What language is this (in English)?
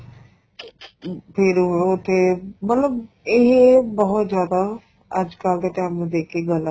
Punjabi